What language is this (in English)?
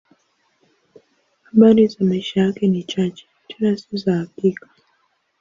Swahili